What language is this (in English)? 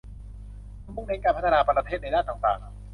Thai